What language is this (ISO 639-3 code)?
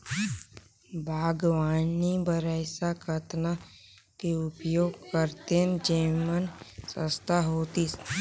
hne